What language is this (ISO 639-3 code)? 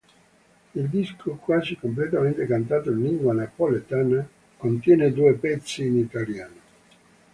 ita